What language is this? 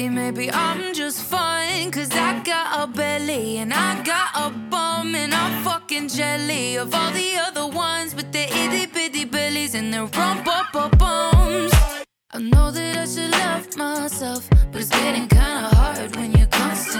Hebrew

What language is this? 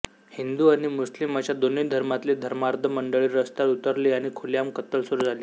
Marathi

